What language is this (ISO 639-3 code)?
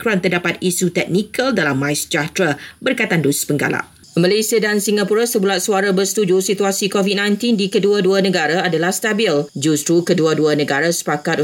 msa